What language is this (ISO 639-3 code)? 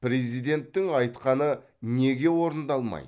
kaz